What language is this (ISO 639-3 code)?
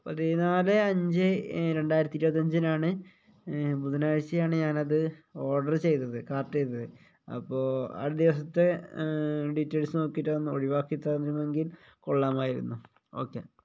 mal